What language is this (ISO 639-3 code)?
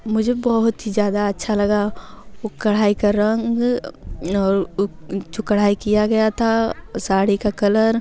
hin